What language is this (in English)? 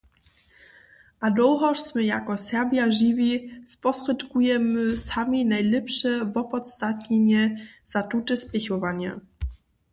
Upper Sorbian